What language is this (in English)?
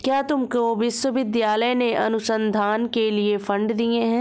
Hindi